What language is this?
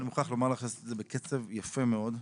Hebrew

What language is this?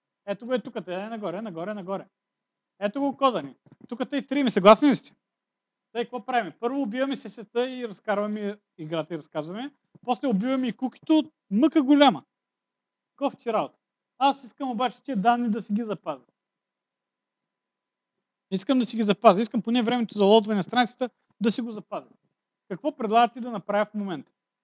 Portuguese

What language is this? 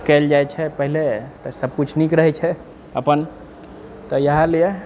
Maithili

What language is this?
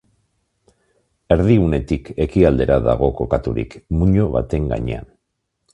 Basque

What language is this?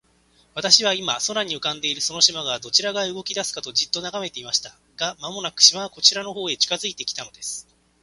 Japanese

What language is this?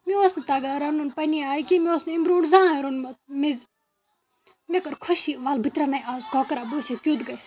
Kashmiri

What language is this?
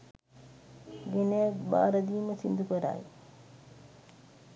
Sinhala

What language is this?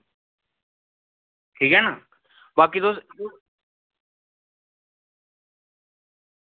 Dogri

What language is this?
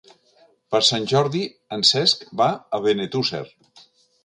Catalan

